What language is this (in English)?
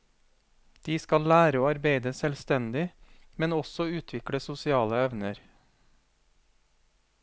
Norwegian